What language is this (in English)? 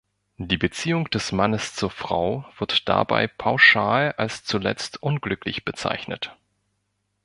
German